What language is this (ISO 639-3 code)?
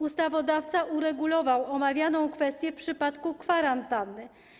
pol